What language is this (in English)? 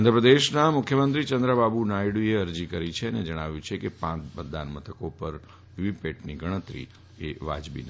Gujarati